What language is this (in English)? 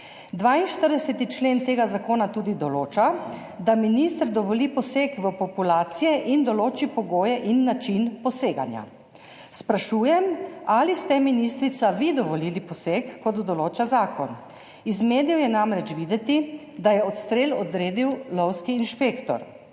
Slovenian